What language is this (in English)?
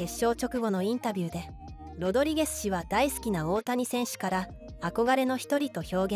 Japanese